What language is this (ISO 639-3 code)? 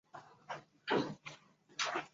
zho